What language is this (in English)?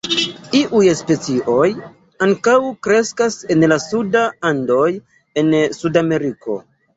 Esperanto